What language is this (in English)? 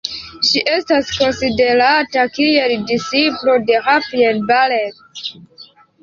Esperanto